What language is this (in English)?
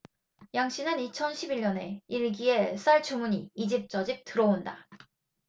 Korean